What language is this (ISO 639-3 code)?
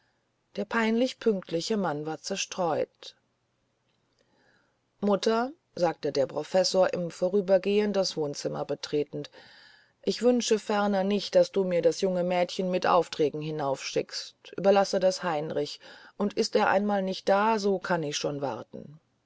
deu